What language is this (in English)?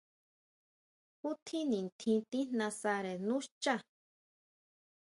Huautla Mazatec